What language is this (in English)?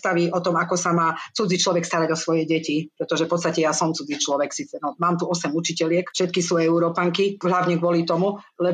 Slovak